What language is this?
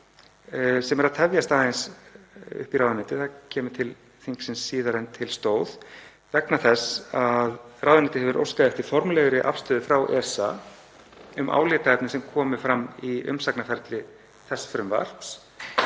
Icelandic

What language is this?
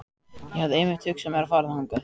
Icelandic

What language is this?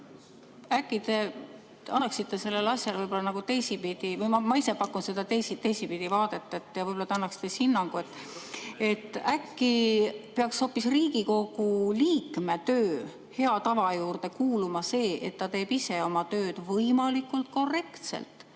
Estonian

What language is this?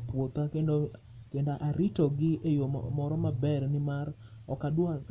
Luo (Kenya and Tanzania)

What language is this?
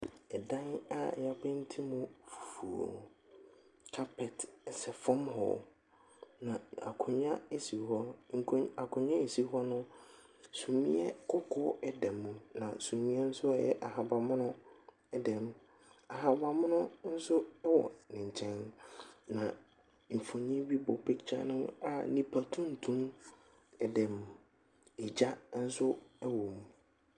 Akan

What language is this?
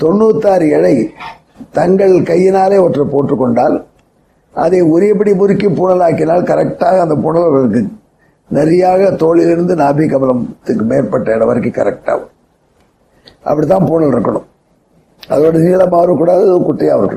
Tamil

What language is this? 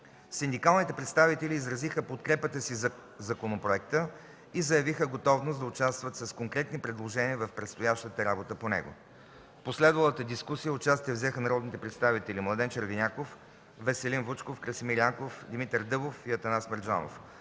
Bulgarian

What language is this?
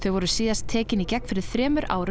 Icelandic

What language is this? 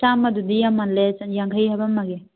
Manipuri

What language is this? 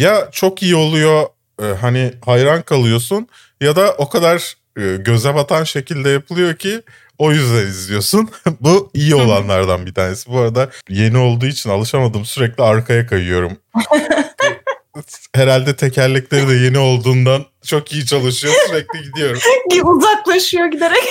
Turkish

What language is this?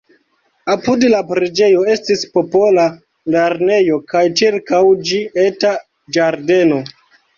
Esperanto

